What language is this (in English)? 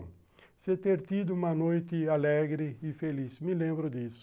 Portuguese